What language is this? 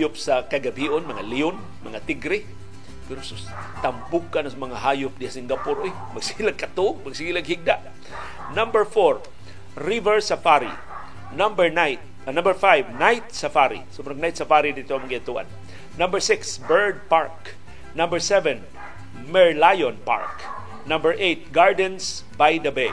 Filipino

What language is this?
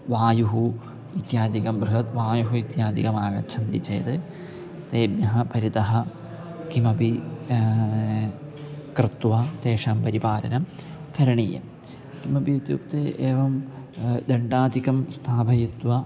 Sanskrit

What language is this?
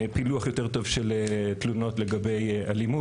Hebrew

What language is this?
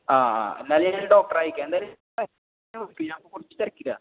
Malayalam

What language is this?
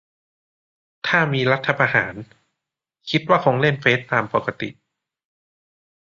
Thai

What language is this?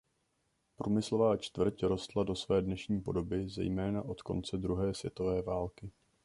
Czech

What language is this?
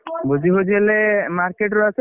Odia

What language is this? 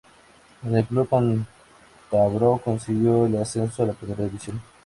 Spanish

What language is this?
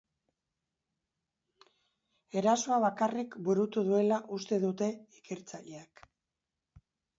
Basque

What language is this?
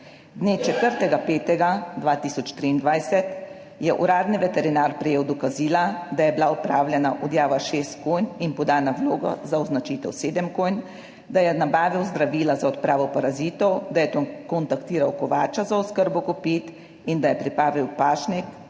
Slovenian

